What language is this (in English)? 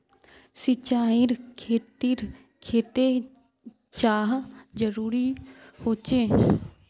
Magahi